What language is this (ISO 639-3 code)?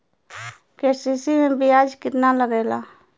bho